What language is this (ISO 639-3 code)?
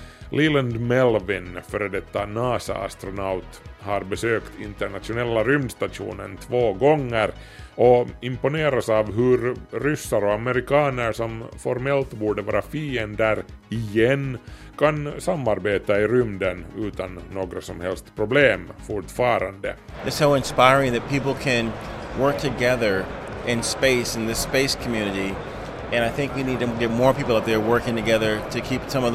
swe